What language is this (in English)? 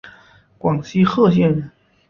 Chinese